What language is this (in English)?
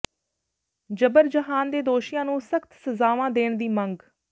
Punjabi